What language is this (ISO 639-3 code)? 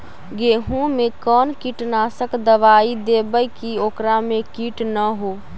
mag